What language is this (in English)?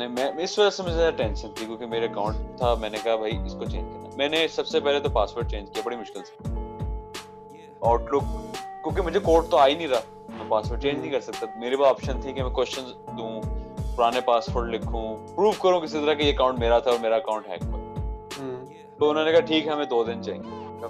Urdu